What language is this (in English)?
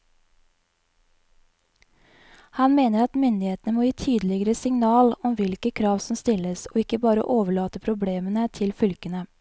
Norwegian